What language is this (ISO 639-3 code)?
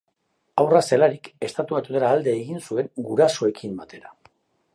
eus